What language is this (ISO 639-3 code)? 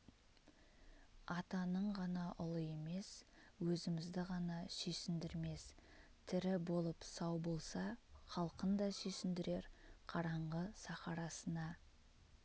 kaz